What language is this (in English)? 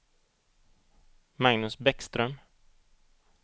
Swedish